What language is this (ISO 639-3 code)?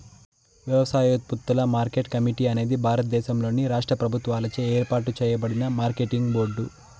tel